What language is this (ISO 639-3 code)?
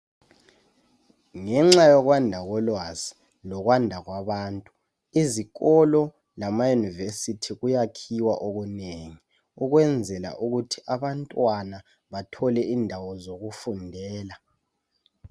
nde